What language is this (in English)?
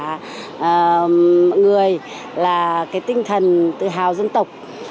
Vietnamese